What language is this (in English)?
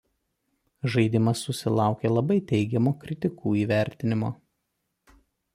Lithuanian